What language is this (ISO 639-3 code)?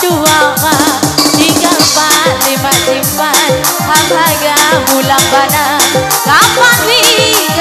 por